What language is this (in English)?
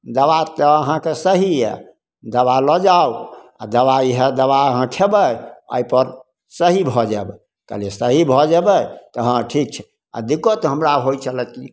Maithili